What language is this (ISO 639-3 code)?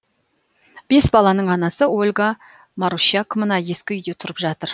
kaz